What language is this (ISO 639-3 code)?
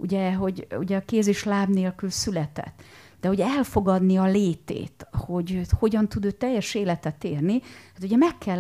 hun